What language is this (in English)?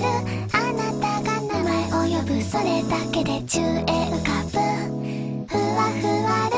Vietnamese